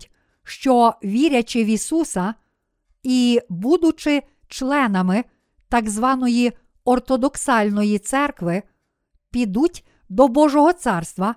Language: Ukrainian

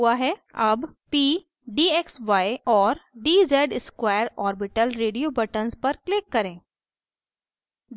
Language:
Hindi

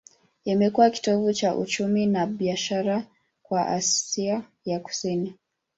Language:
Swahili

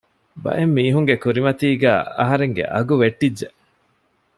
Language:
Divehi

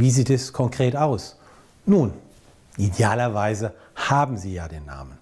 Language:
German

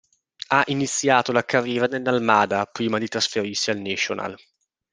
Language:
Italian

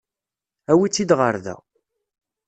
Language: Kabyle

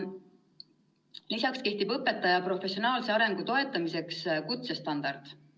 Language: Estonian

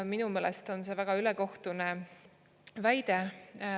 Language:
Estonian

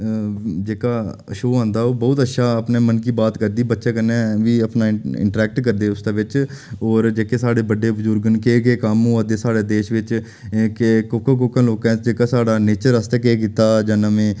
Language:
Dogri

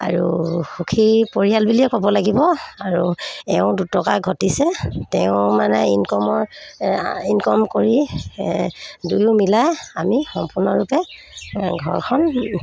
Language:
Assamese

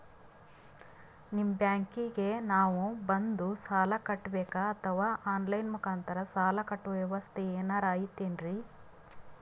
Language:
Kannada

